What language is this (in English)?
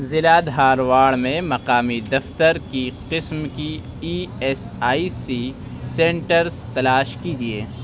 Urdu